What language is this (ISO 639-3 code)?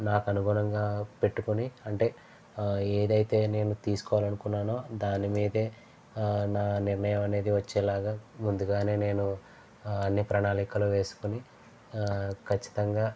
tel